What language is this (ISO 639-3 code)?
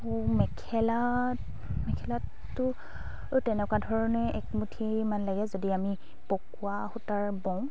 asm